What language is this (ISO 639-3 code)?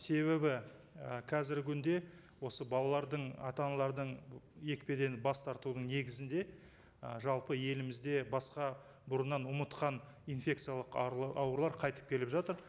kaz